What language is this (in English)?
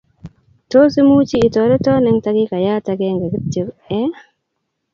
Kalenjin